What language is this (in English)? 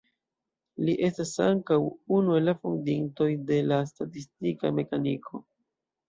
Esperanto